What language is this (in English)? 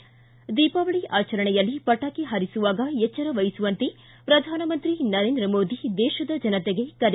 Kannada